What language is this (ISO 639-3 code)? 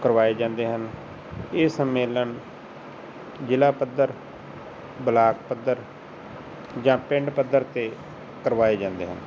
pan